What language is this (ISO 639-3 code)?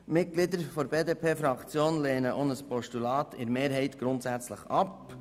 gsw